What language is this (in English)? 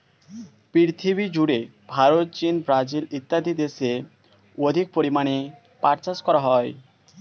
Bangla